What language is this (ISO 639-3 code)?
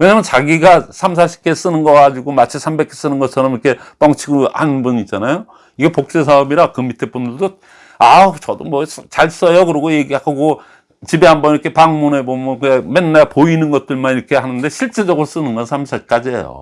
kor